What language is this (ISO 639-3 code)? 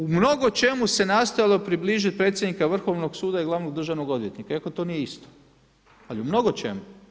hrv